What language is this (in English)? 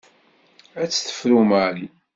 Kabyle